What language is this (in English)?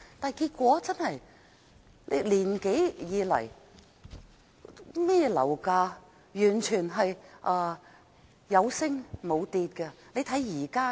Cantonese